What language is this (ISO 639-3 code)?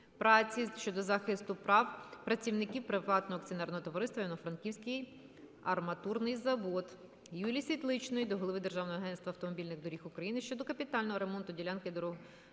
ukr